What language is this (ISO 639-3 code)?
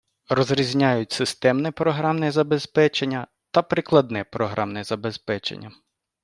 ukr